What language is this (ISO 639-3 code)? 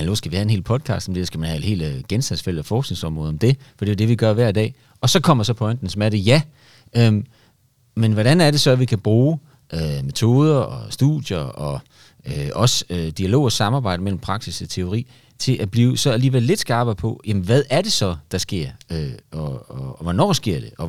dan